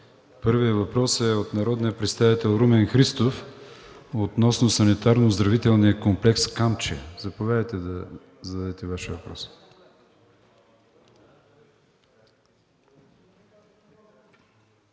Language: Bulgarian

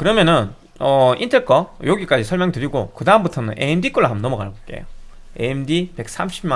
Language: Korean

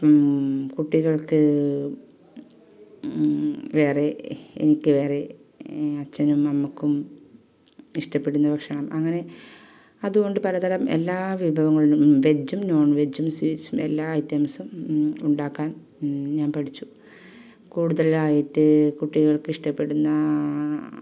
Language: Malayalam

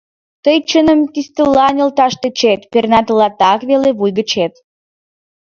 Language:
Mari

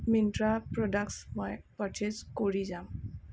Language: Assamese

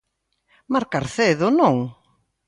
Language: Galician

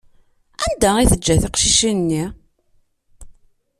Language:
Kabyle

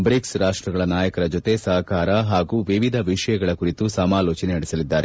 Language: Kannada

